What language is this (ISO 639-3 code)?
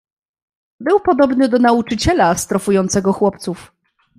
pol